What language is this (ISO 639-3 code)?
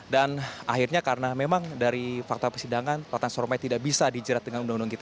ind